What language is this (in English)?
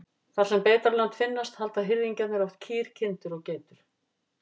Icelandic